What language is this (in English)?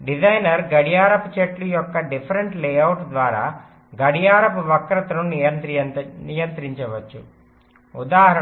Telugu